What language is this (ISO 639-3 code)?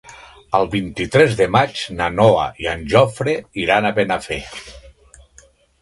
cat